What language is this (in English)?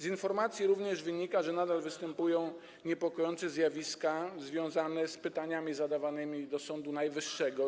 Polish